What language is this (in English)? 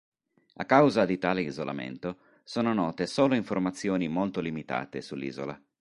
Italian